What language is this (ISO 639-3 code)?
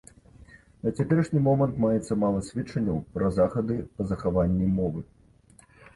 bel